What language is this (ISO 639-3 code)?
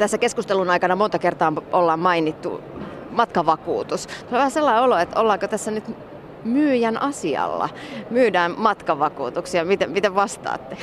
fin